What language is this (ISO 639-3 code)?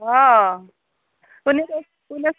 brx